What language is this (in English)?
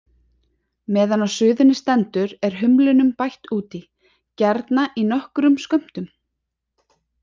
Icelandic